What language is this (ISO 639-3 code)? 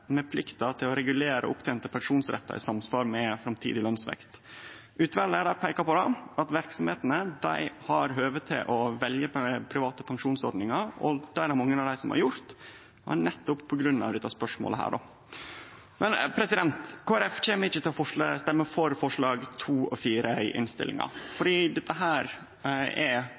nno